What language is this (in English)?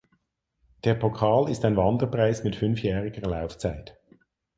German